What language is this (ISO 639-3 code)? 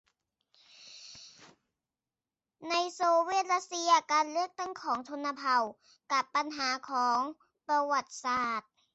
tha